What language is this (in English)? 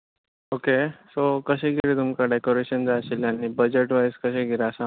Konkani